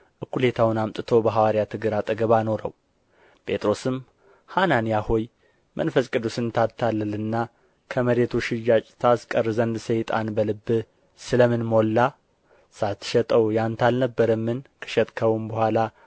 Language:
Amharic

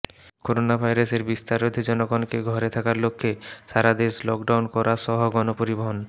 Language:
Bangla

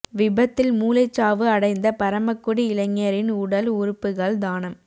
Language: Tamil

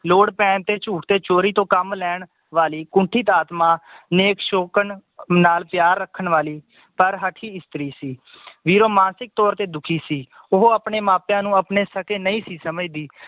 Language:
Punjabi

